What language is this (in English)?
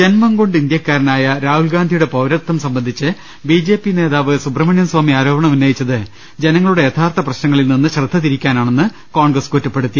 Malayalam